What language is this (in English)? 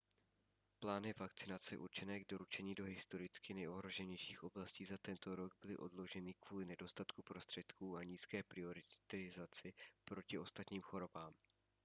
Czech